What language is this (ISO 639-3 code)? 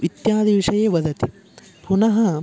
san